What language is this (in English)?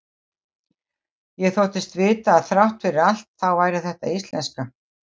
Icelandic